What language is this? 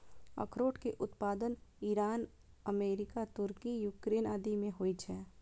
Maithili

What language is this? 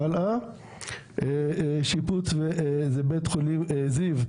Hebrew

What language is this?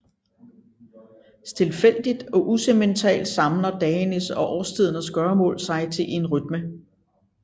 Danish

